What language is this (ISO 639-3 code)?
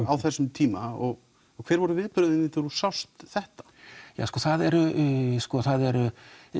isl